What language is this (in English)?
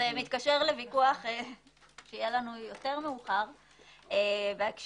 Hebrew